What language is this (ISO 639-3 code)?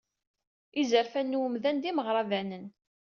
kab